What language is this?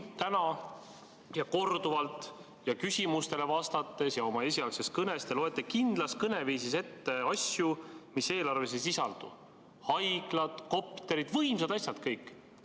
Estonian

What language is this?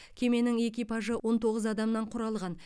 Kazakh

